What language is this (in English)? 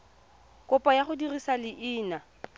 Tswana